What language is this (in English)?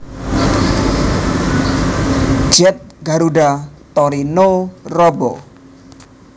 Javanese